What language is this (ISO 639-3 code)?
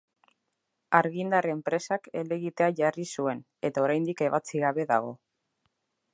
eus